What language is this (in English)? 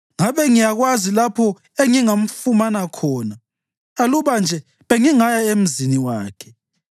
North Ndebele